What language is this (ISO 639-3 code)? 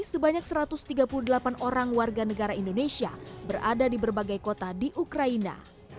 ind